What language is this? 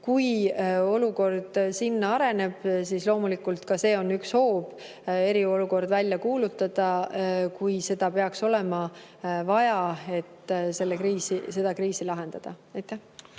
Estonian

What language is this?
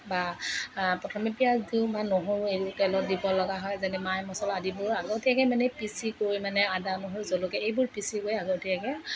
Assamese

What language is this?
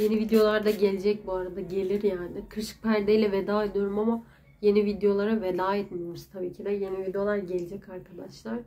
Turkish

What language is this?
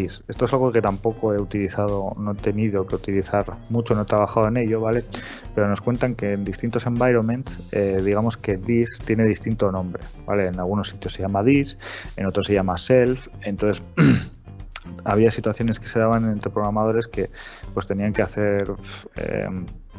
Spanish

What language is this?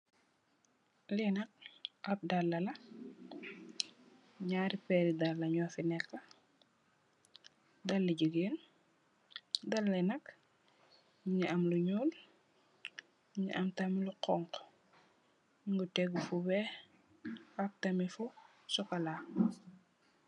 Wolof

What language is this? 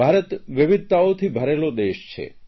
Gujarati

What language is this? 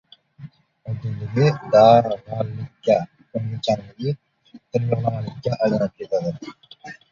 Uzbek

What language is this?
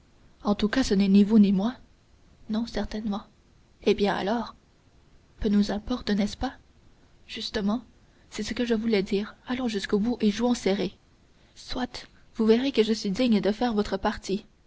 French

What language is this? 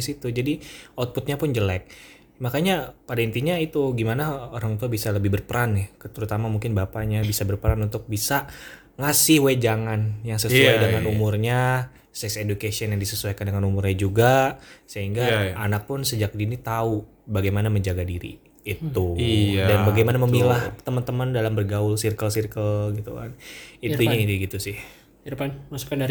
Indonesian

